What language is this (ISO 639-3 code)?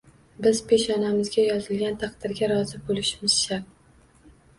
uzb